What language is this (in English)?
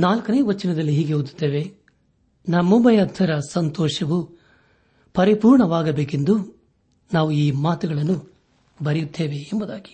Kannada